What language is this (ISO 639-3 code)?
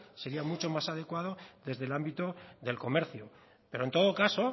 spa